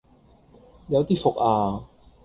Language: Cantonese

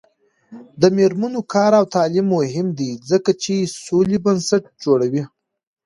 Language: Pashto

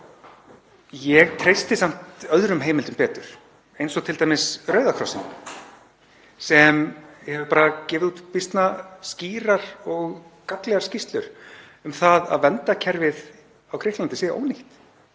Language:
Icelandic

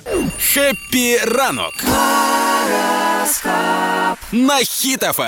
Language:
Ukrainian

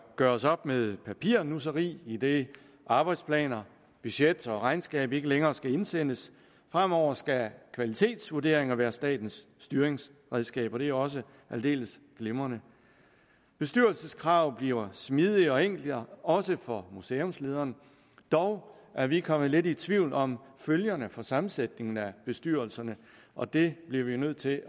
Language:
Danish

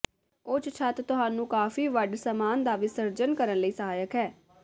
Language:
Punjabi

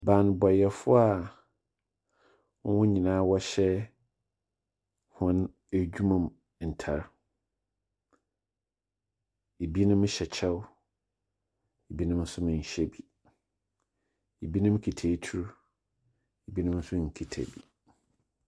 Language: Akan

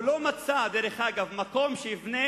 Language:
Hebrew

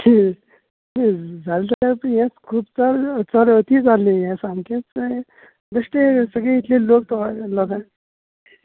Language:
Konkani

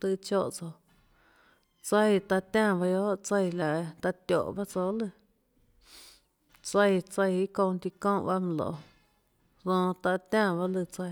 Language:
Tlacoatzintepec Chinantec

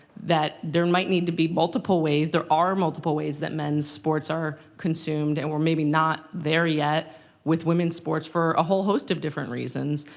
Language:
English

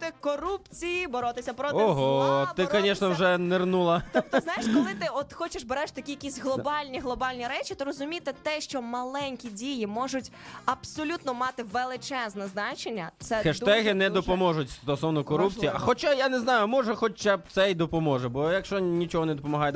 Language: Ukrainian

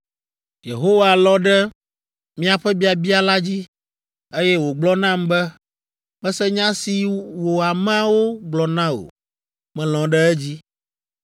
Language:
Ewe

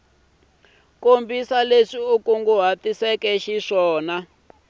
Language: Tsonga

